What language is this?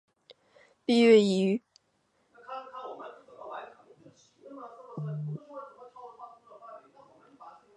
Chinese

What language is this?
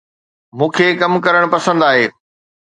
Sindhi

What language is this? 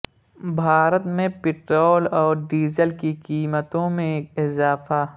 Urdu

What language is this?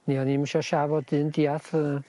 Welsh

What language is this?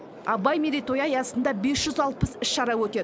Kazakh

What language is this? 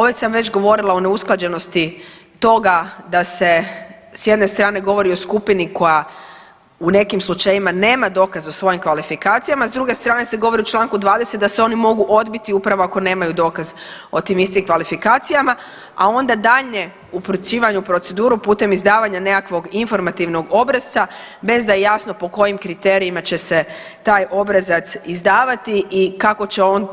Croatian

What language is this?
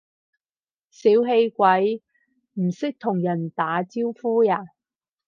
Cantonese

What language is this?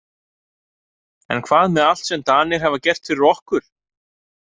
Icelandic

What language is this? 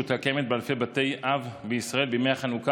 Hebrew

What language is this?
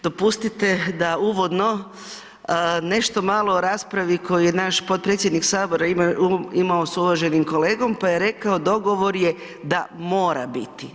Croatian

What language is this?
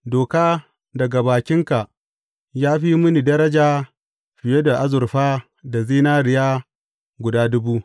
Hausa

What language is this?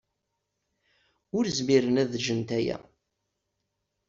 Kabyle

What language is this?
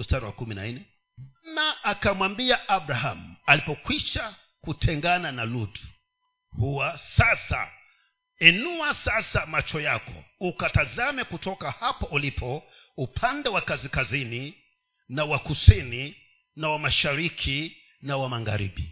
Swahili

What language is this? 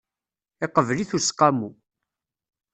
Kabyle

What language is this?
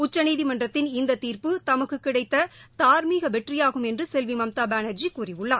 Tamil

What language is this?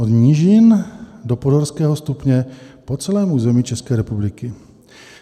Czech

